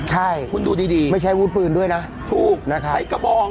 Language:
Thai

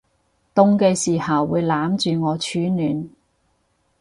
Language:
Cantonese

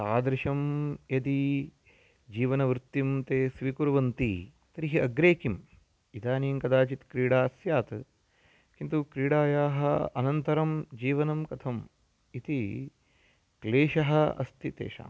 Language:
Sanskrit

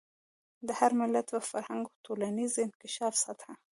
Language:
Pashto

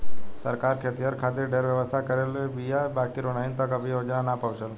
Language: Bhojpuri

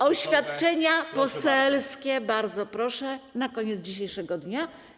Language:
Polish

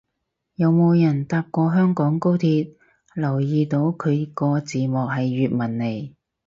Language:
Cantonese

